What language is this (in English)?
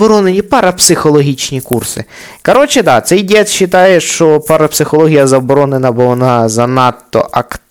Ukrainian